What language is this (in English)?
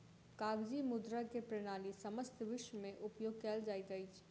Maithili